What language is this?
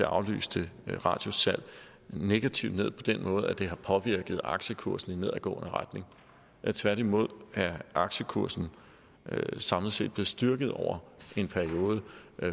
Danish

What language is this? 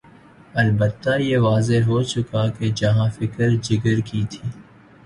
Urdu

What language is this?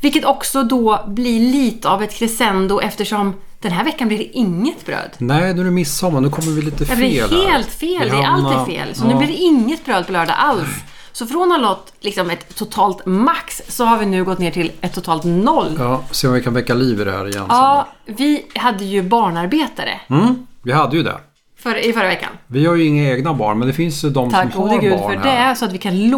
Swedish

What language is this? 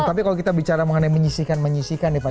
Indonesian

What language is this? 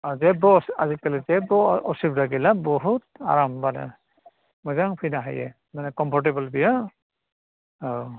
Bodo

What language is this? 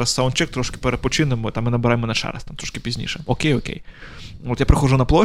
Ukrainian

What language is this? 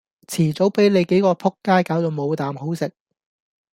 Cantonese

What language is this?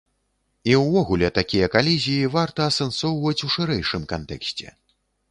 Belarusian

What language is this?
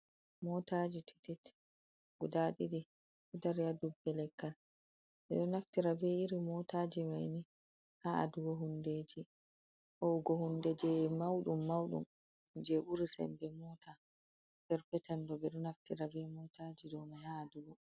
Fula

